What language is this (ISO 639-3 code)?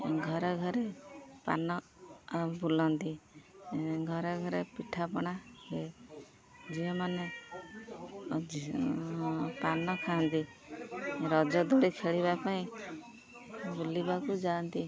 ori